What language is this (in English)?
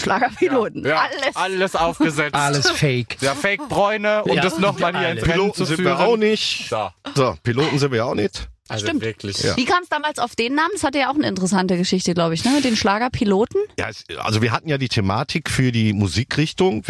German